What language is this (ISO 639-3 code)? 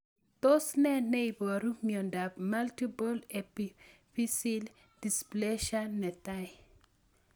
kln